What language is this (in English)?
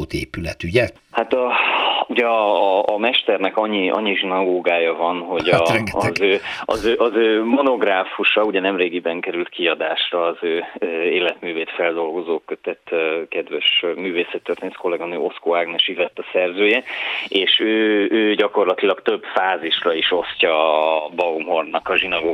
Hungarian